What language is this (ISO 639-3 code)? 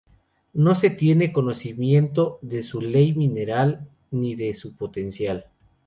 spa